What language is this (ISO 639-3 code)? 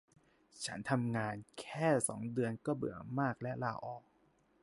tha